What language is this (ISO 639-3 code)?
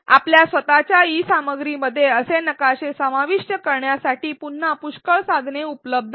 mar